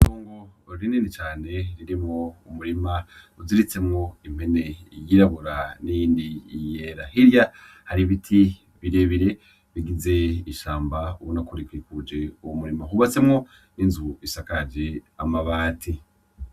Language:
Rundi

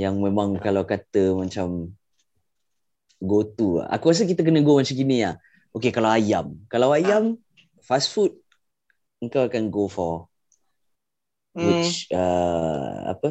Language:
Malay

